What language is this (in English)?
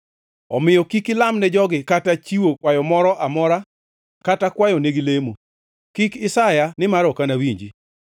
Luo (Kenya and Tanzania)